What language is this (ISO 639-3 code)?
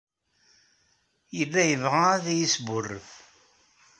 kab